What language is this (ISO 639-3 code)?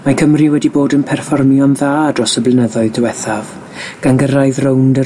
cym